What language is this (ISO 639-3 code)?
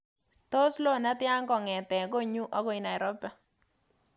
kln